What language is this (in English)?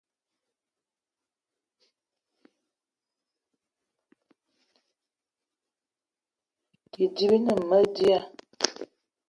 Eton (Cameroon)